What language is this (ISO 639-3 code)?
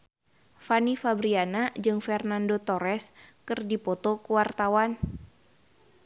sun